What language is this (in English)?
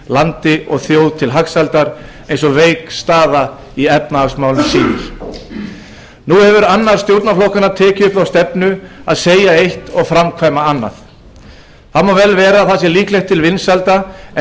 Icelandic